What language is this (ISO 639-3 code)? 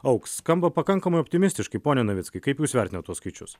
lit